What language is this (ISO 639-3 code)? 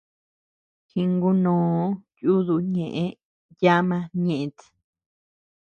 cux